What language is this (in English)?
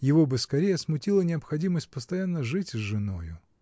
Russian